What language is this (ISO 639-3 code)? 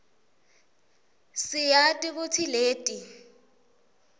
ssw